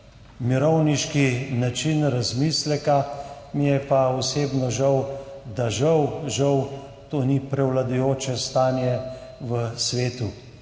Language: Slovenian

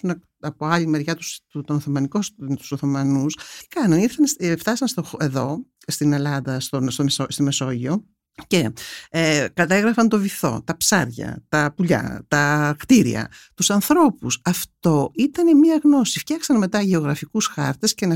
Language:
Greek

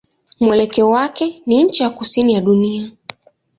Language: Swahili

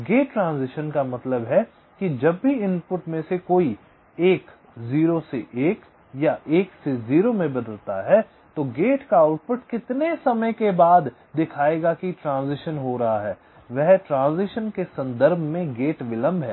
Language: Hindi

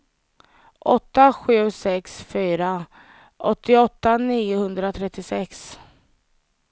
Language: Swedish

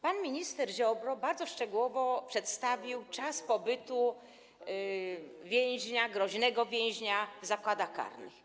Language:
Polish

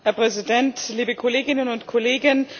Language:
German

